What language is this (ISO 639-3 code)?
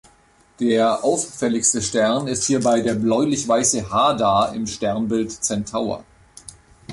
deu